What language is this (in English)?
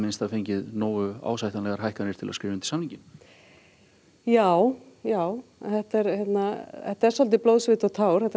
Icelandic